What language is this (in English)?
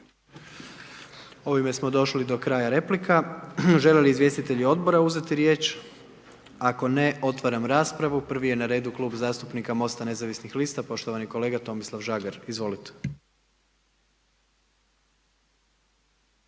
Croatian